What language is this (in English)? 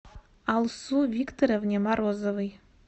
Russian